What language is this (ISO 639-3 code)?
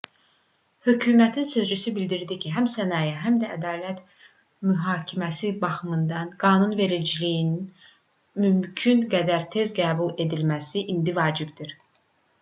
aze